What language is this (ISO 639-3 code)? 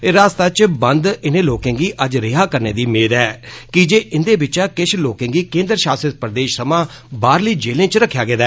doi